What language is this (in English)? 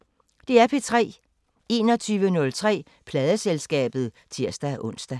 Danish